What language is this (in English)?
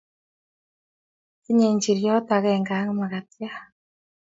Kalenjin